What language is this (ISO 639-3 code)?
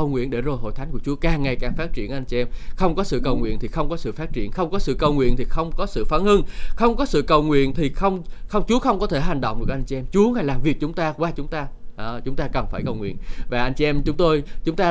vie